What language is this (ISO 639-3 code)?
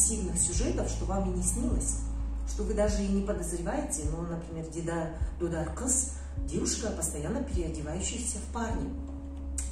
rus